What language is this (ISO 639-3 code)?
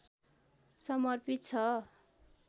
nep